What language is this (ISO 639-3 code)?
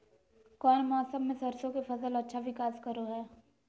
mag